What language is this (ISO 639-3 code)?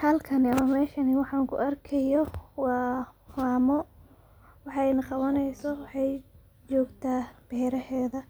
som